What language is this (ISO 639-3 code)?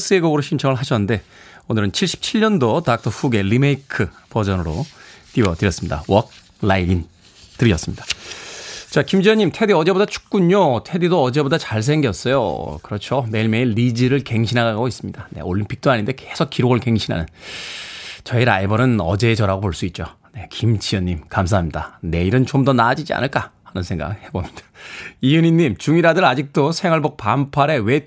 kor